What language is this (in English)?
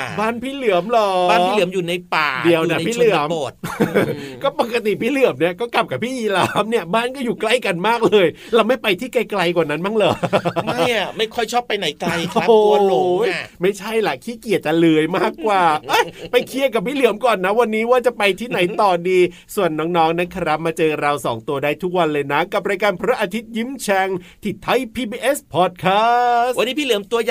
Thai